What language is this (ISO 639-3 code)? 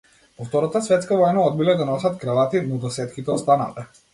mkd